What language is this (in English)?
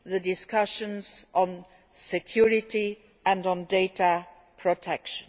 English